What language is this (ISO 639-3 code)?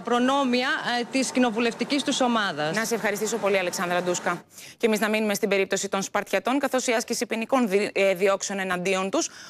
ell